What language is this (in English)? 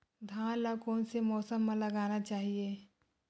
Chhattisgarhi